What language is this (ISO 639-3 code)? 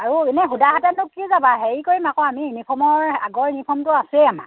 asm